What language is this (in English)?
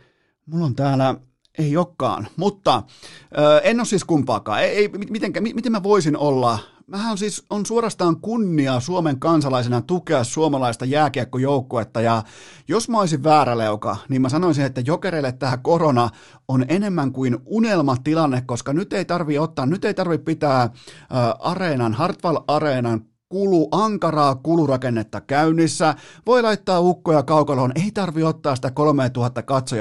Finnish